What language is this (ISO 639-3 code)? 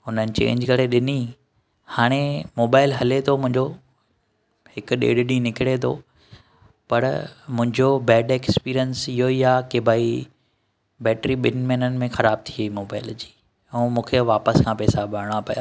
snd